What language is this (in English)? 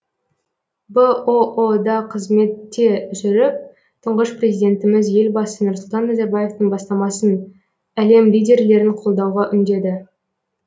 Kazakh